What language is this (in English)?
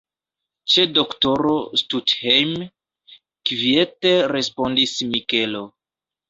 Esperanto